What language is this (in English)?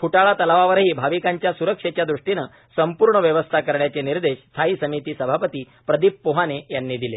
Marathi